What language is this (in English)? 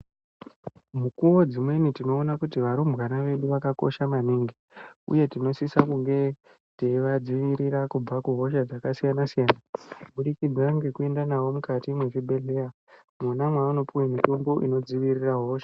Ndau